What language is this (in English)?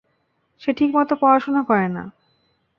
Bangla